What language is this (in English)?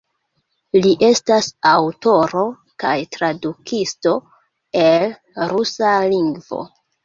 Esperanto